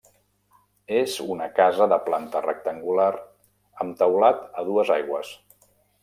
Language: Catalan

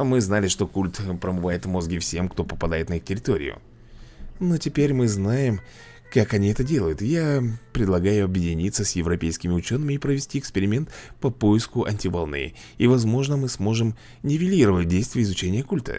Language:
Russian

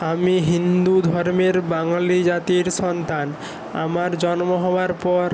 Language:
Bangla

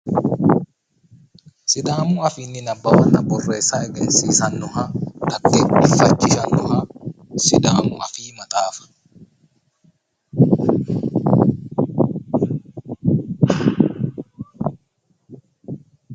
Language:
Sidamo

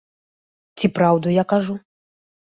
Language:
Belarusian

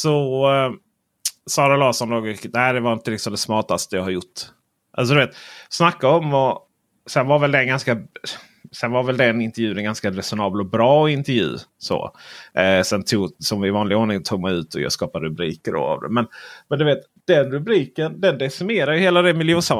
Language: Swedish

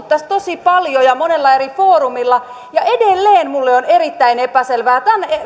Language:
Finnish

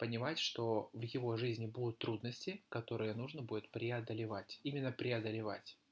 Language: Russian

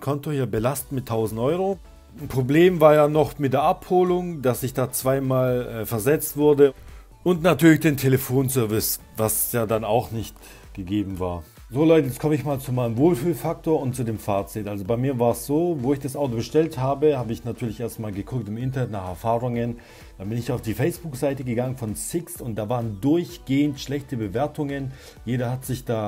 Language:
German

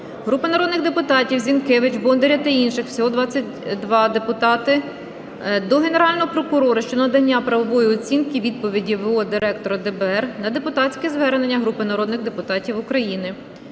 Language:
Ukrainian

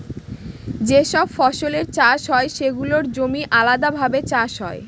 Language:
Bangla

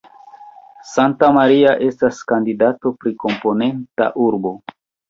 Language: Esperanto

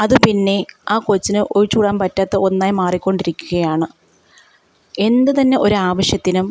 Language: Malayalam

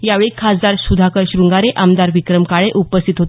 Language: Marathi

